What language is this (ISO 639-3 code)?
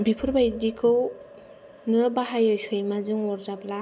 brx